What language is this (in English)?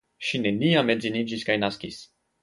Esperanto